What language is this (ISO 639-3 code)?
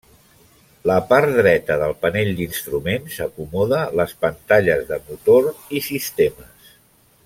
cat